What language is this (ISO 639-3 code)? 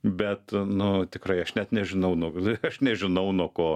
lit